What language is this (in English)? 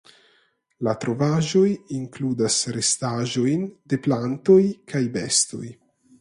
Esperanto